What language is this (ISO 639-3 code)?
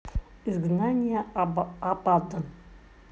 rus